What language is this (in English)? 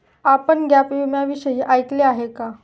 Marathi